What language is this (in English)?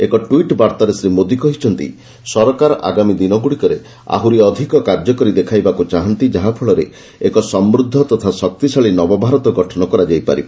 Odia